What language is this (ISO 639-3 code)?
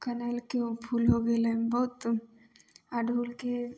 mai